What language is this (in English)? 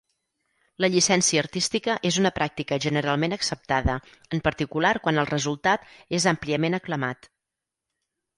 Catalan